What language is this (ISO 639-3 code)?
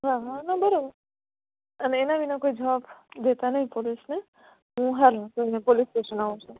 guj